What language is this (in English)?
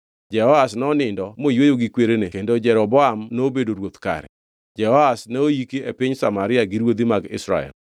Luo (Kenya and Tanzania)